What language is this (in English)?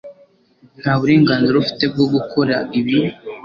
Kinyarwanda